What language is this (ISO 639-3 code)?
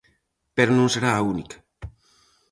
glg